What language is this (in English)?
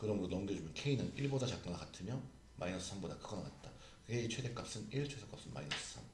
Korean